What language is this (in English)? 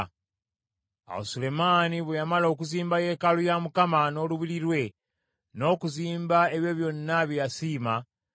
Ganda